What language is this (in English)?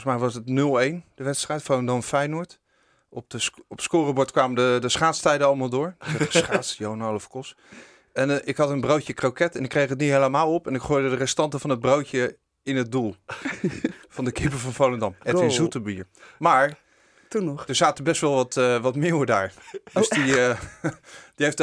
Dutch